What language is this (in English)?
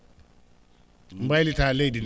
Fula